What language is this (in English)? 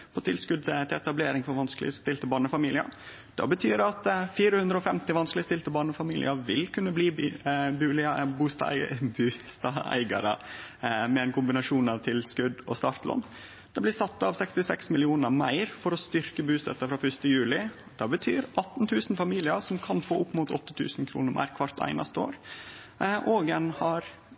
Norwegian Nynorsk